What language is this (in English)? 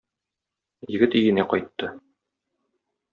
Tatar